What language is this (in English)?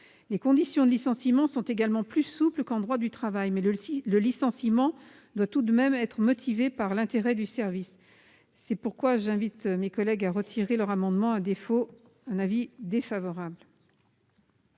French